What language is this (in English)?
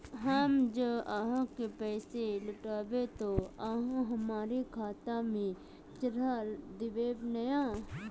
Magahi